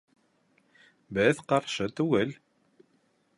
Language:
Bashkir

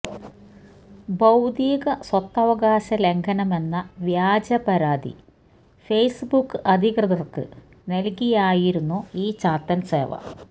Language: Malayalam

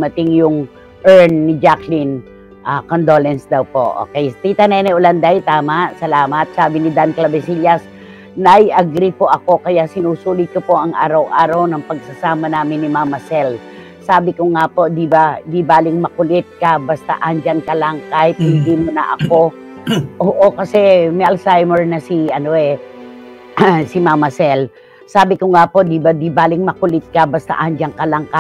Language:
Filipino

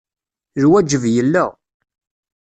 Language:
Kabyle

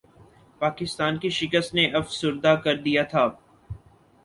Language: Urdu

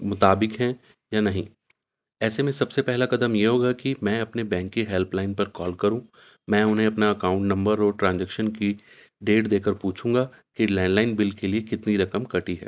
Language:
Urdu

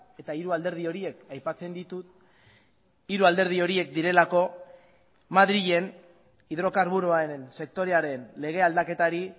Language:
Basque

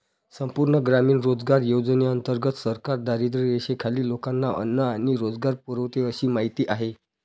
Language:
Marathi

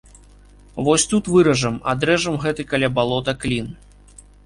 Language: Belarusian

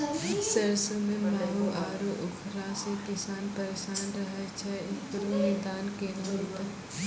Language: Maithili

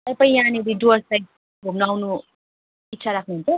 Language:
Nepali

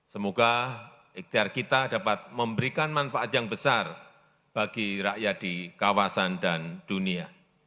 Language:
Indonesian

